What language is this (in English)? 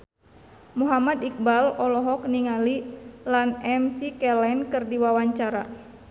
Sundanese